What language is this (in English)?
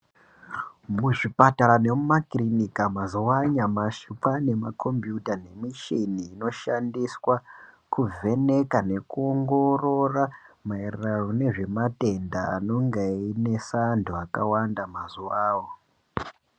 Ndau